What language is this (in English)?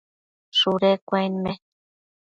Matsés